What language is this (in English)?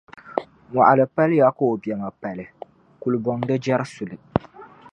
Dagbani